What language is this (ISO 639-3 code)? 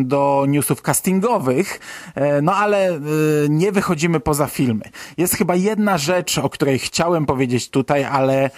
pol